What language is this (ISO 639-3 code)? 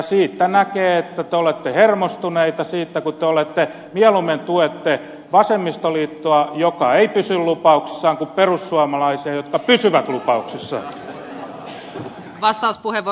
fin